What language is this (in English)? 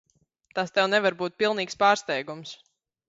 Latvian